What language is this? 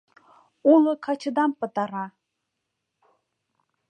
Mari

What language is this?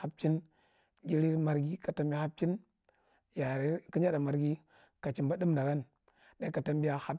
Marghi Central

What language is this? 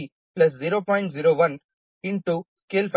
Kannada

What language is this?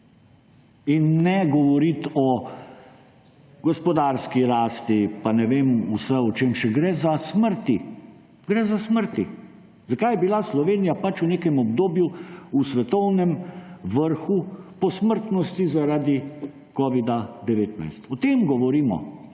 Slovenian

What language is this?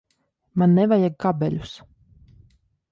Latvian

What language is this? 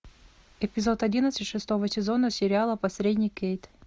Russian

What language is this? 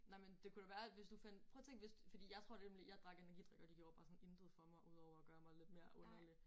Danish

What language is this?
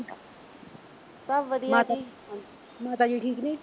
Punjabi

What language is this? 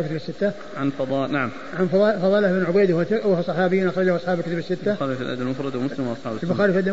Arabic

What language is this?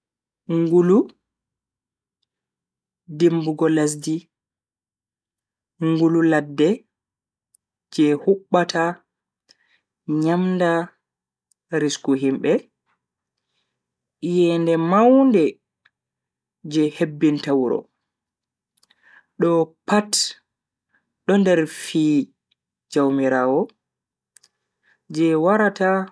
Bagirmi Fulfulde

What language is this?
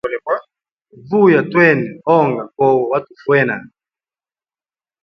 Hemba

